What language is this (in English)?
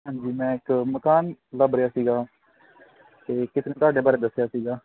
Punjabi